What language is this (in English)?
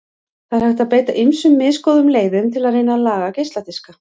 Icelandic